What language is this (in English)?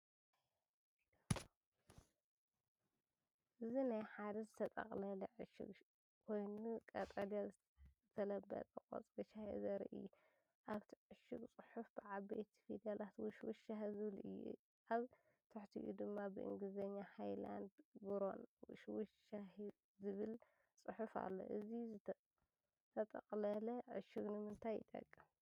Tigrinya